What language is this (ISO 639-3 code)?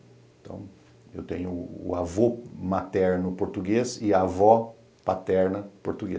por